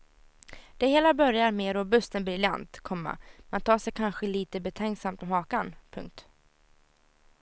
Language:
Swedish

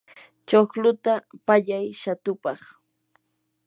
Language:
Yanahuanca Pasco Quechua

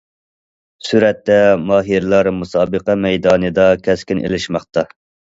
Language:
Uyghur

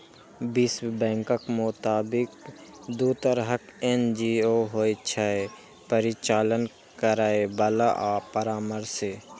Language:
Maithili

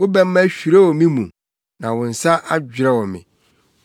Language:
Akan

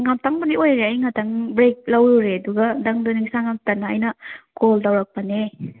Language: Manipuri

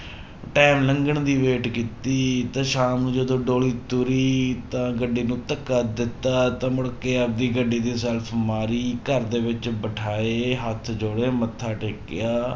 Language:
Punjabi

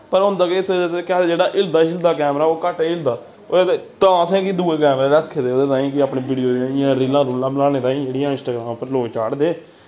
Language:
Dogri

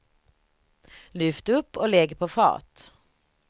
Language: Swedish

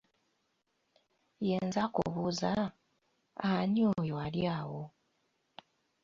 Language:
Ganda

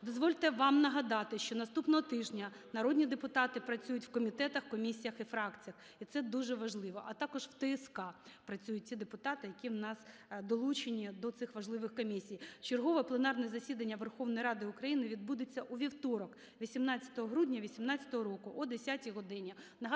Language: Ukrainian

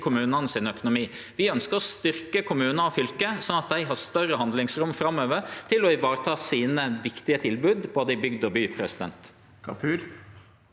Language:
Norwegian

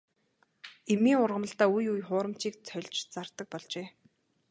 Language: Mongolian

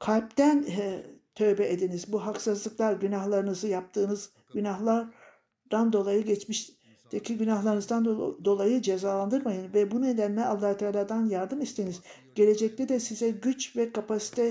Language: Turkish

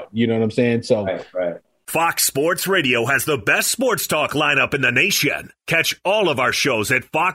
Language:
English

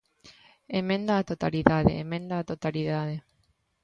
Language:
Galician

